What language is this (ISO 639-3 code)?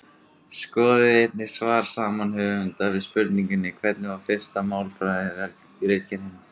isl